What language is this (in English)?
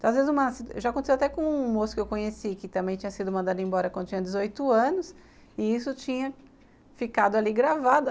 Portuguese